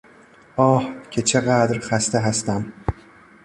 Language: Persian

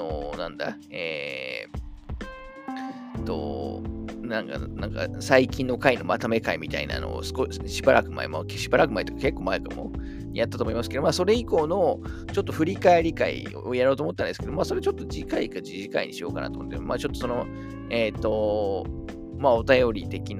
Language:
Japanese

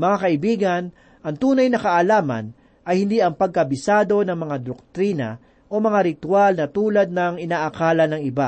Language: Filipino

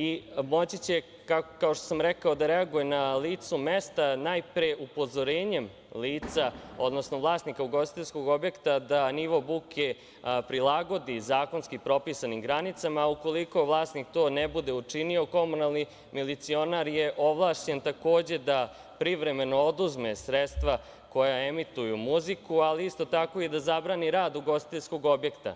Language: Serbian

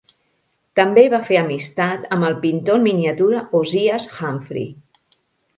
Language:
Catalan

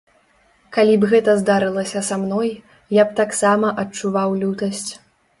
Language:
Belarusian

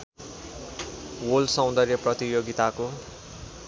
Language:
Nepali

